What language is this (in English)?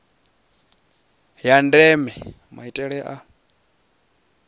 Venda